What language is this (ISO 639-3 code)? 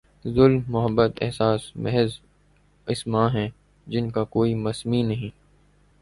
urd